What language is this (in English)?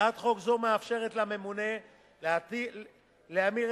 Hebrew